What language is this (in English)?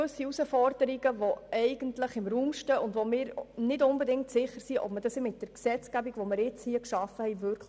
Swiss German